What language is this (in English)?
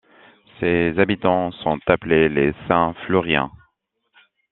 French